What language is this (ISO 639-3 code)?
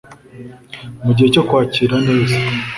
kin